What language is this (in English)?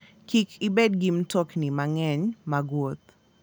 Luo (Kenya and Tanzania)